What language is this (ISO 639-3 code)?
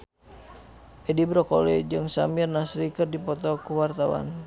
sun